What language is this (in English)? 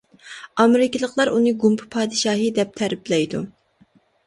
Uyghur